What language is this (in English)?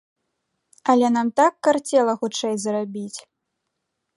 Belarusian